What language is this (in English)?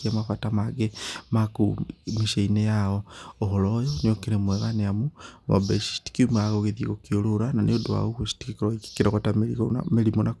Kikuyu